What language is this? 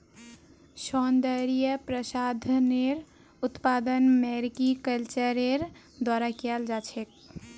Magahi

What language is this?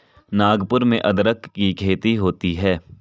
Hindi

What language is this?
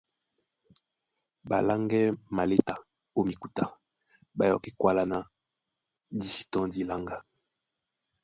Duala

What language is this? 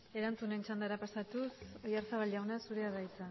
Basque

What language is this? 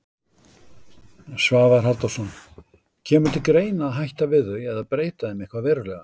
Icelandic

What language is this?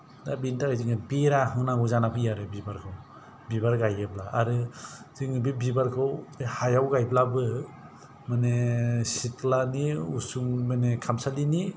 Bodo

